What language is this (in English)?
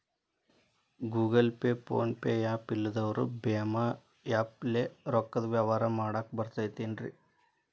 Kannada